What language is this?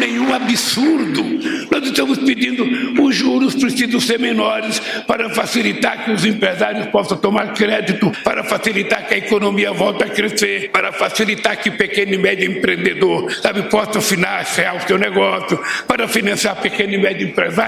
Portuguese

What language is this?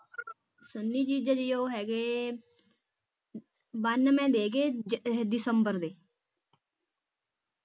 Punjabi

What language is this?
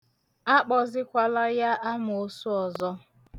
Igbo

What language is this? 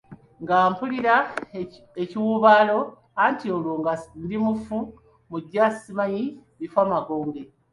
Ganda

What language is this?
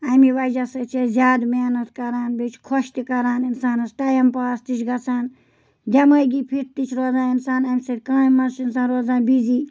Kashmiri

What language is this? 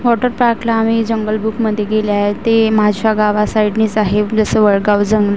Marathi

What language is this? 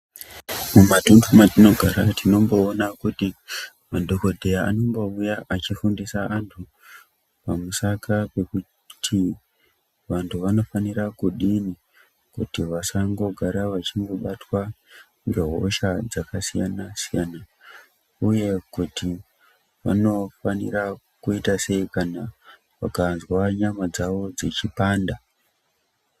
Ndau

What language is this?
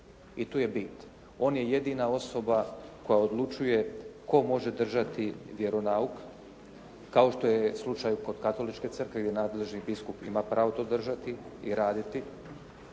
Croatian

